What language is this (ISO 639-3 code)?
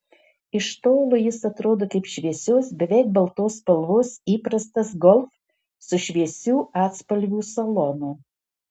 lit